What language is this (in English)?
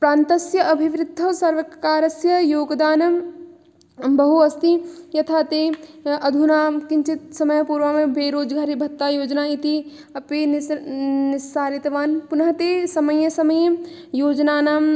Sanskrit